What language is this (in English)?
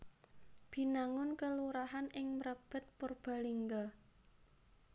Javanese